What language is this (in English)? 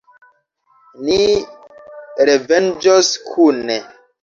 Esperanto